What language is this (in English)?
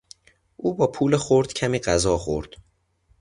Persian